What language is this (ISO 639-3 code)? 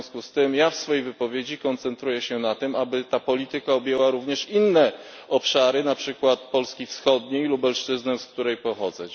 pol